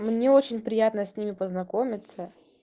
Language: Russian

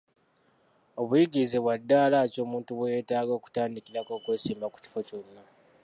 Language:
Ganda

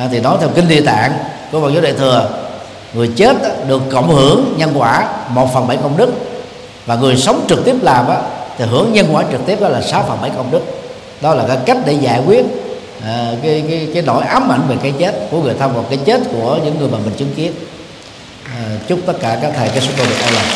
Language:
Vietnamese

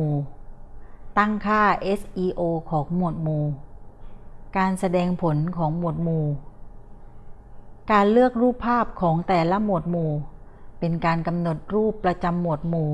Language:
Thai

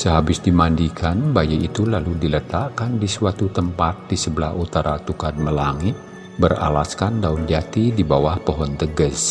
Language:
Indonesian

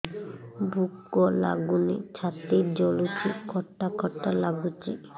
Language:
Odia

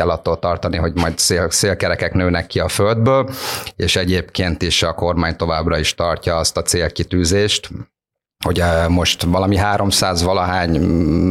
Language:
Hungarian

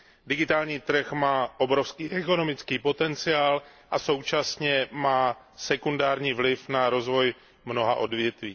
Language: Czech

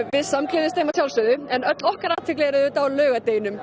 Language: Icelandic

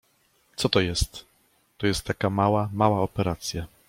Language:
Polish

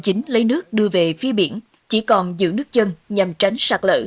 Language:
Vietnamese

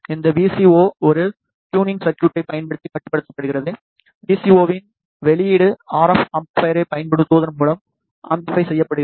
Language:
Tamil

